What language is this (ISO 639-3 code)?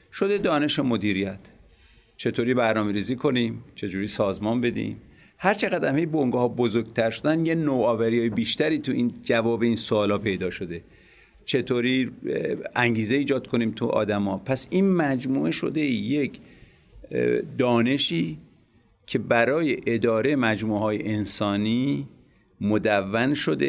fas